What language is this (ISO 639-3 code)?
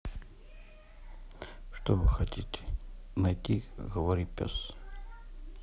rus